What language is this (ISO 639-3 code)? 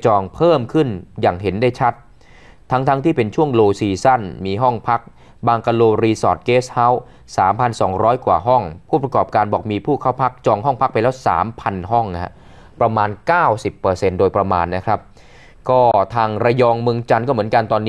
tha